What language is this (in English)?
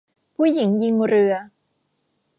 Thai